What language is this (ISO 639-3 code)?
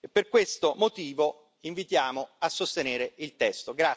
ita